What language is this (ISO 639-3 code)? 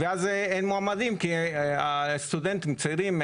heb